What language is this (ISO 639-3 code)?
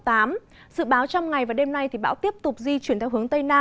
vie